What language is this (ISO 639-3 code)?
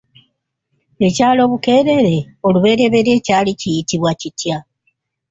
lug